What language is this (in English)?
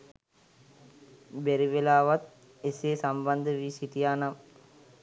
Sinhala